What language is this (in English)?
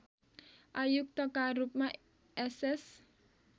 Nepali